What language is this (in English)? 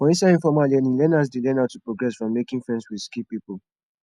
Nigerian Pidgin